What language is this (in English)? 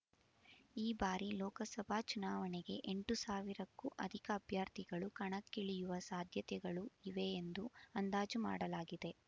Kannada